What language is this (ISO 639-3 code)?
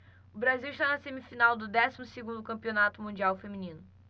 por